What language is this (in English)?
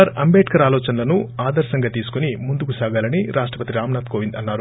Telugu